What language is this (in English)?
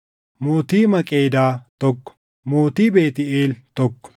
Oromo